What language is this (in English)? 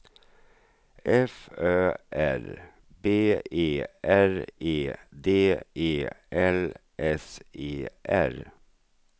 Swedish